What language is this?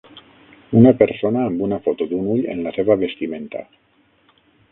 Catalan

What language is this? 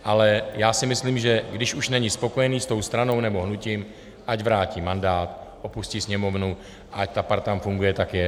Czech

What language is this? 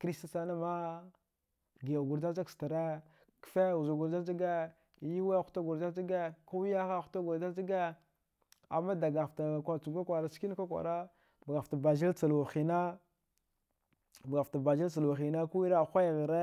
Dghwede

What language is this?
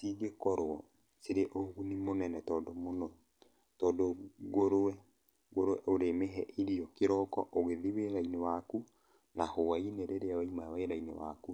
Kikuyu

